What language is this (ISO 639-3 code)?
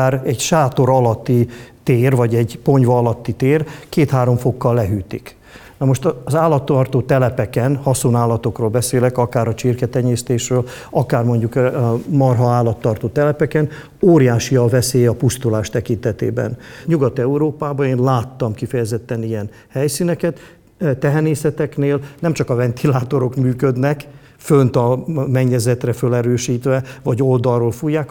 hun